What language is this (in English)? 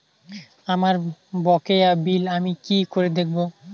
Bangla